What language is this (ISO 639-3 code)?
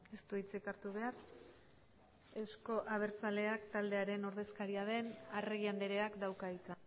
eus